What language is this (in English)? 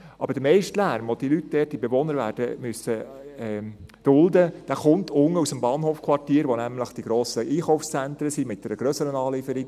Swiss German